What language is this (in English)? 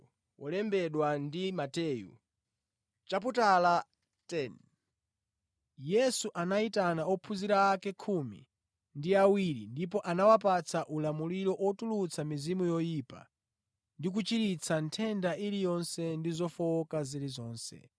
Nyanja